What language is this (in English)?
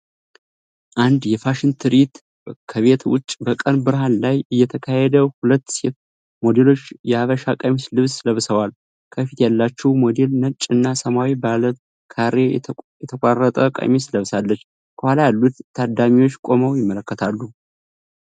Amharic